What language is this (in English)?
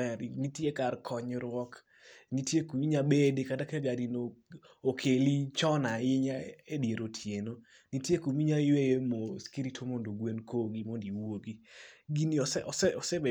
Luo (Kenya and Tanzania)